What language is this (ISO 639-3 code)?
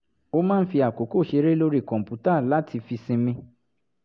yor